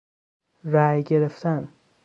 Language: Persian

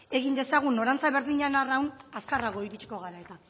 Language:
Basque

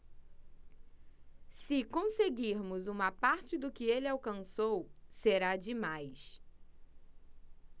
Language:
Portuguese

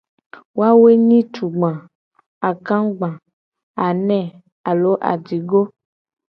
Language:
Gen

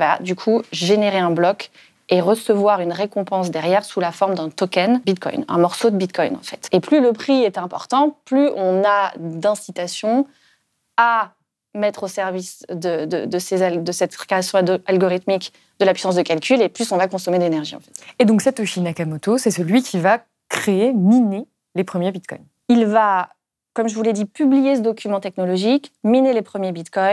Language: French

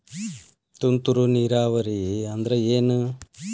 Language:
Kannada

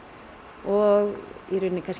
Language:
Icelandic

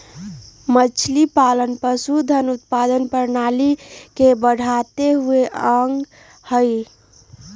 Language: Magahi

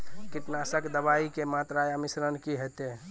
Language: Maithili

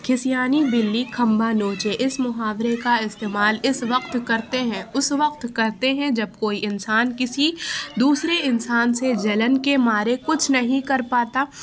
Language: Urdu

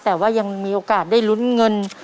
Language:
Thai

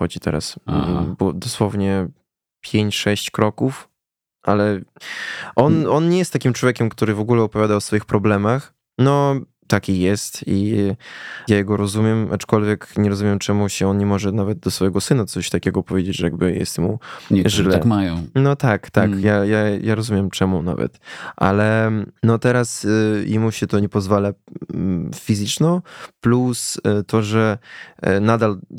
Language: Polish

